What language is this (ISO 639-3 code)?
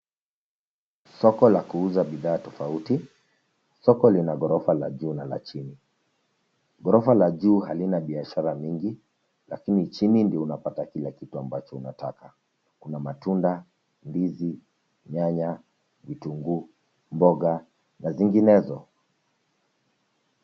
swa